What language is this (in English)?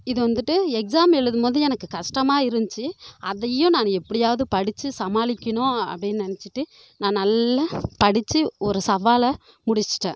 Tamil